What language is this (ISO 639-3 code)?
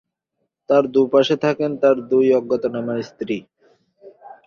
ben